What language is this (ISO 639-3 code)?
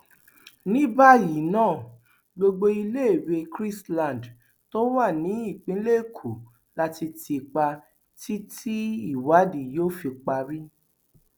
yor